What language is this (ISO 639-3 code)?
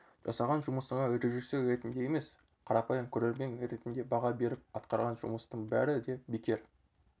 kaz